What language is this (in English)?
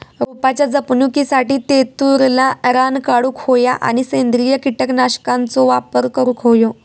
Marathi